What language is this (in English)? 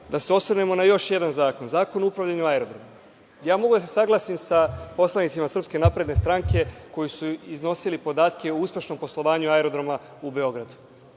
Serbian